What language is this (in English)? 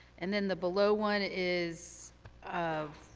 English